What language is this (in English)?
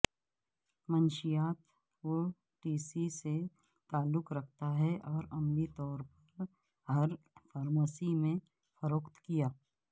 Urdu